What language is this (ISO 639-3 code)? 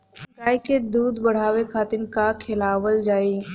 bho